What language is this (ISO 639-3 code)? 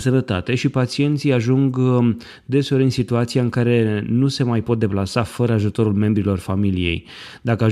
ron